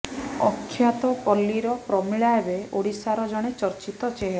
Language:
Odia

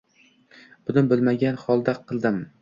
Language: Uzbek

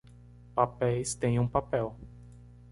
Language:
Portuguese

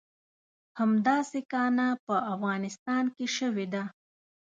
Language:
Pashto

